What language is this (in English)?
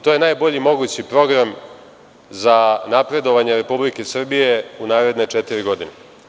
Serbian